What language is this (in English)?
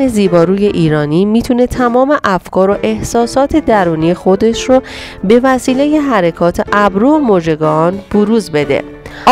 Persian